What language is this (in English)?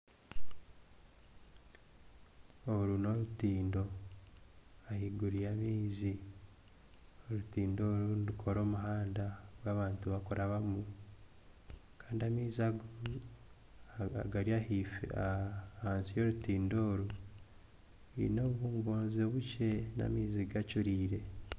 Nyankole